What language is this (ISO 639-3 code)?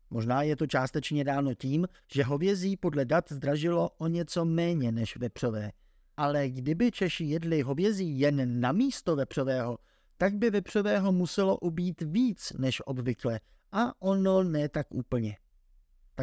ces